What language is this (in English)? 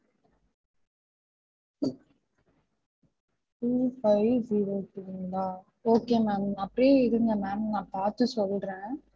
Tamil